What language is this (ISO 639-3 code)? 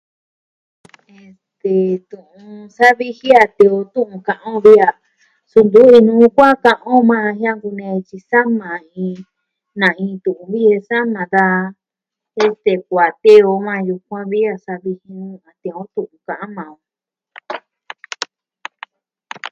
meh